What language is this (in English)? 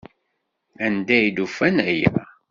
Kabyle